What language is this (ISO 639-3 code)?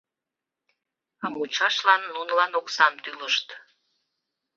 chm